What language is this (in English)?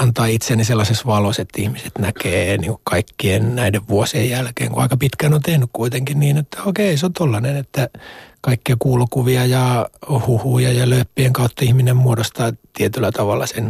Finnish